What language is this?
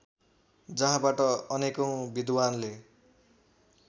Nepali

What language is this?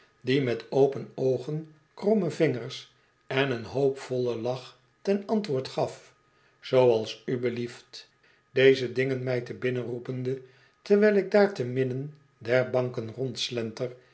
Dutch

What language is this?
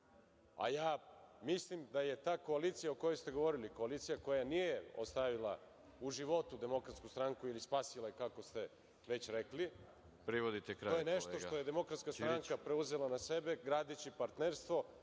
Serbian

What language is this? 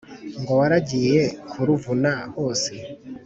Kinyarwanda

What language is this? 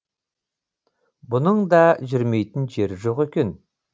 Kazakh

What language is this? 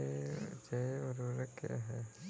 Hindi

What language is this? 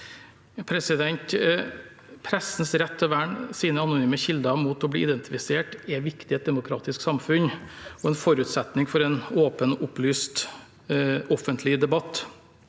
Norwegian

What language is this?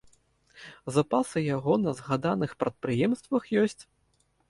Belarusian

